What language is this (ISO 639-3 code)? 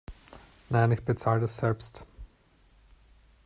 deu